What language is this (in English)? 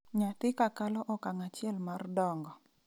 Luo (Kenya and Tanzania)